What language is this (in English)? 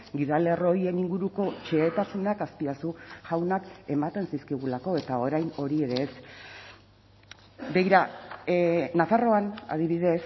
Basque